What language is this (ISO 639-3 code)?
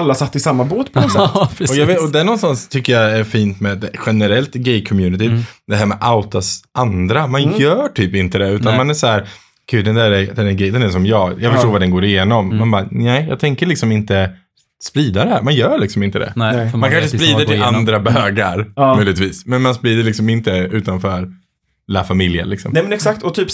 swe